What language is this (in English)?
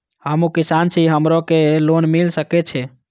Maithili